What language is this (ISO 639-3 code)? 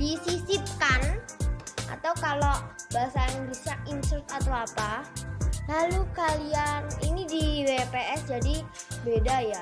ind